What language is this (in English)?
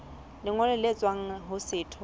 Southern Sotho